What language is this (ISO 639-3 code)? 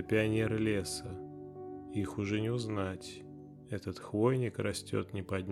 rus